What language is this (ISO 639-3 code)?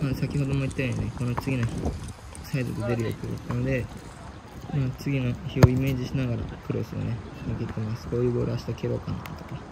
jpn